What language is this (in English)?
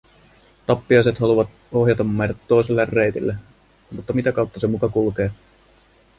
Finnish